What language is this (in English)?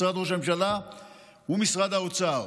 Hebrew